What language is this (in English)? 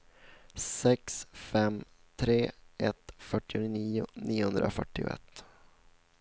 Swedish